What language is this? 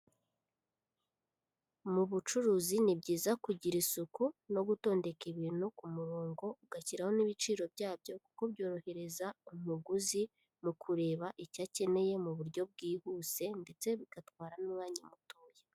Kinyarwanda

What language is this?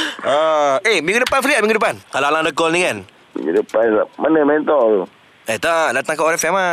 Malay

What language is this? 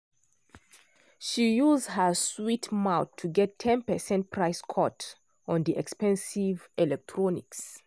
Nigerian Pidgin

